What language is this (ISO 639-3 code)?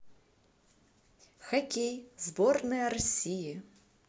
rus